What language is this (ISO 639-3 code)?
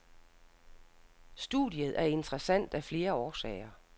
dan